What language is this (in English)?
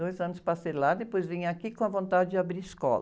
Portuguese